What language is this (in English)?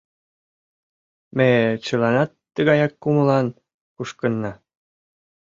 Mari